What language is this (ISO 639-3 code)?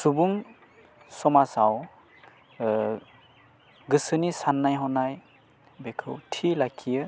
brx